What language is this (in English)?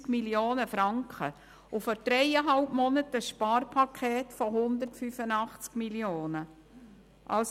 Swiss German